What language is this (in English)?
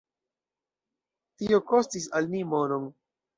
Esperanto